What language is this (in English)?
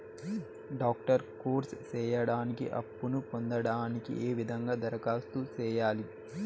Telugu